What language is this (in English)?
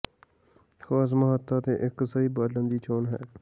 Punjabi